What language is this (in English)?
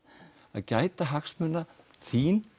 Icelandic